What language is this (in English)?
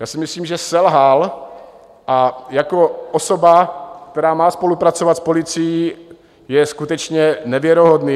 Czech